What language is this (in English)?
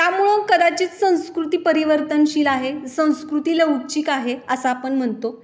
Marathi